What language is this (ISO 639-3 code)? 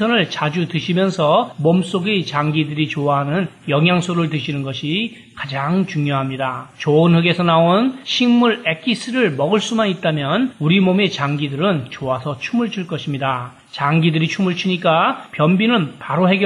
kor